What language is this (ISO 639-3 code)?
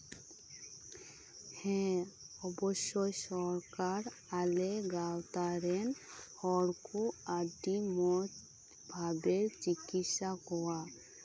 sat